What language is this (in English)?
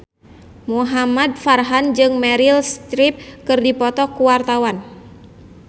Sundanese